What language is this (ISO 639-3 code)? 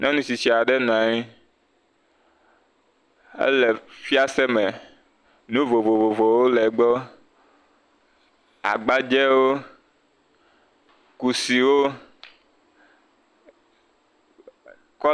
ewe